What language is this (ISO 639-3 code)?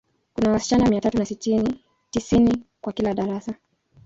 swa